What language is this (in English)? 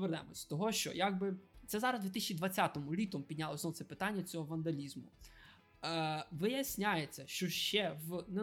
Ukrainian